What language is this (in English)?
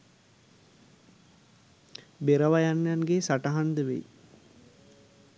Sinhala